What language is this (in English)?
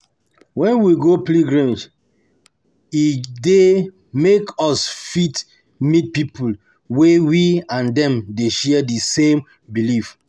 Nigerian Pidgin